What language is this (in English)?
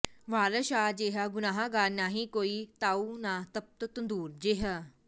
Punjabi